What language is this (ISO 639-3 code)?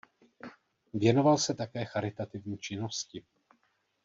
ces